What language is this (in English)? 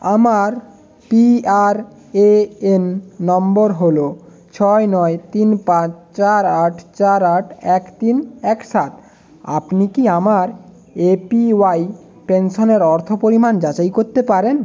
Bangla